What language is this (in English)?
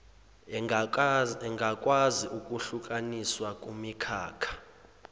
Zulu